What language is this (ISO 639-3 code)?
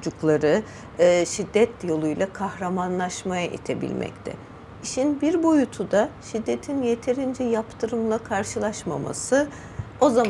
tur